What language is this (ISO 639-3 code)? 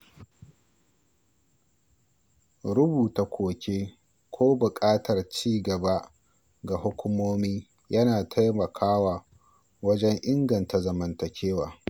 hau